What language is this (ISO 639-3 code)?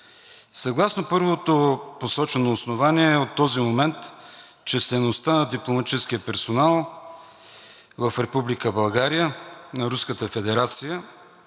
bul